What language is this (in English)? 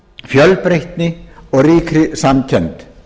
Icelandic